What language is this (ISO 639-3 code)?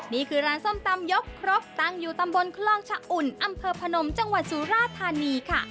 tha